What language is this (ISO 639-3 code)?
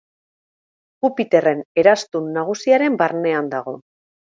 eus